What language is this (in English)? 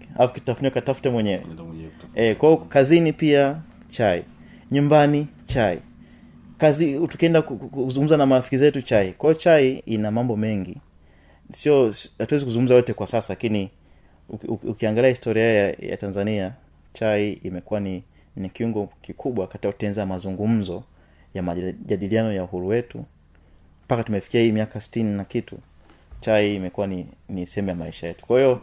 Swahili